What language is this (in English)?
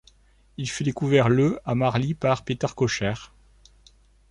French